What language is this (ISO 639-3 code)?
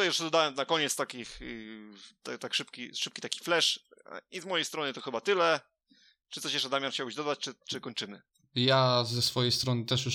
pol